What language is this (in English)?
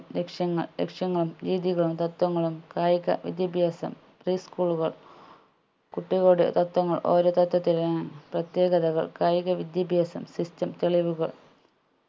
Malayalam